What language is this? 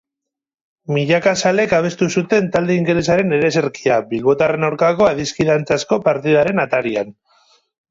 Basque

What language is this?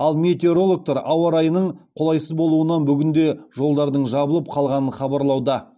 Kazakh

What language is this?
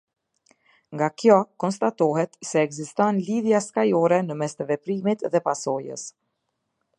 Albanian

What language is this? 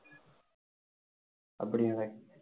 Tamil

